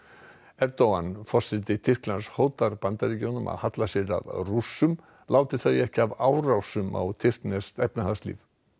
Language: Icelandic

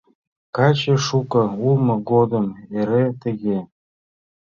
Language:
Mari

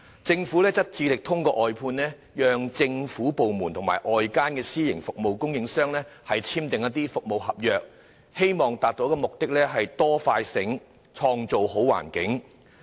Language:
Cantonese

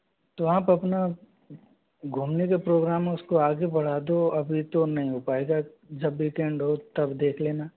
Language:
Hindi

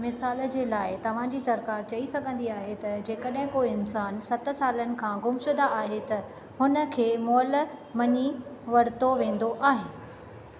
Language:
Sindhi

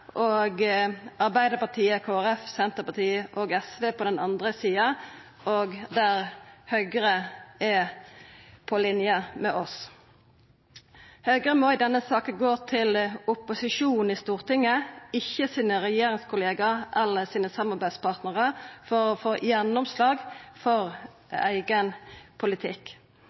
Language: Norwegian Nynorsk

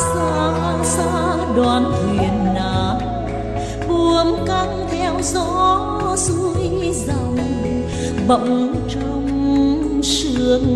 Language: Vietnamese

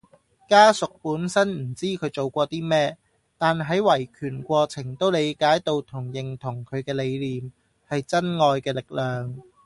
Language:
Cantonese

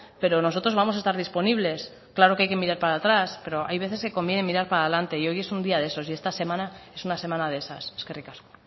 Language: Spanish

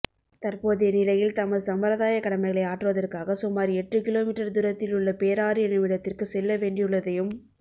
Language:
Tamil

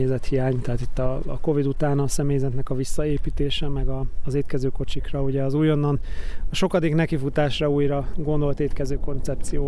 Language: Hungarian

